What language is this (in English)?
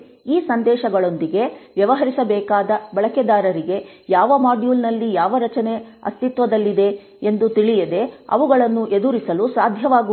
Kannada